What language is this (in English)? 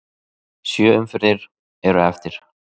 Icelandic